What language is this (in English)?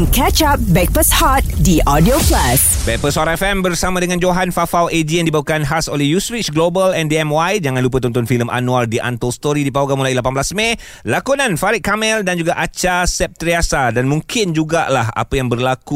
Malay